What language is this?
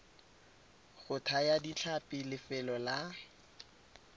Tswana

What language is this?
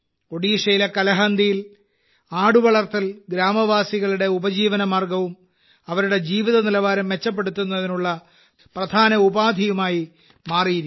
Malayalam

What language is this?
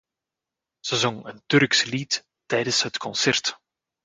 Dutch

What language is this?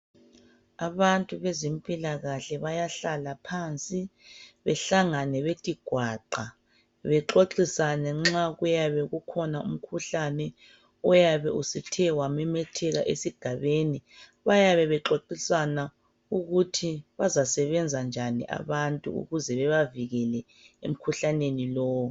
North Ndebele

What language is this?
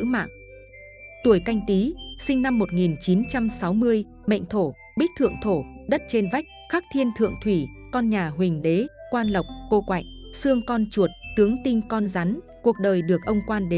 Vietnamese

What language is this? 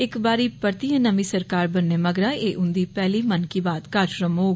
Dogri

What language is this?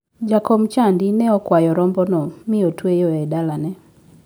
Luo (Kenya and Tanzania)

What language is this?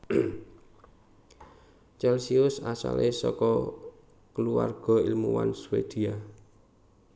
Javanese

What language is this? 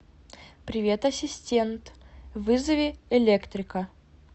Russian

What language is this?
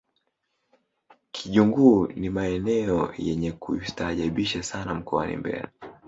Swahili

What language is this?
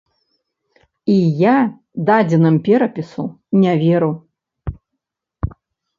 Belarusian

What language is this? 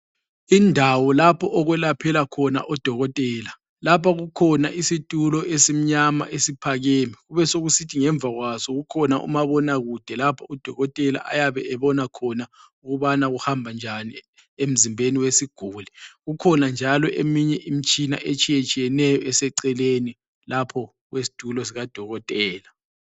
North Ndebele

